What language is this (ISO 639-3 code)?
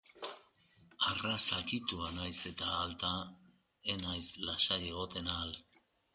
eus